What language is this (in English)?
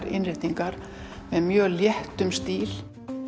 Icelandic